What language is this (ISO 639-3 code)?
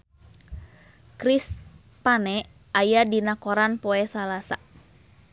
sun